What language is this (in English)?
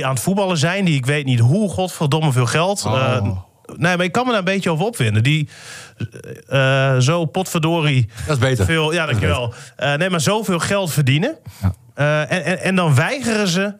Dutch